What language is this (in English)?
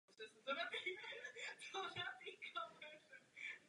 Czech